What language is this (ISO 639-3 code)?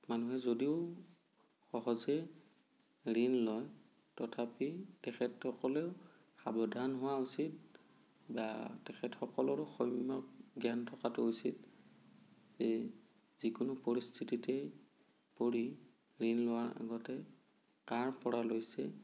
asm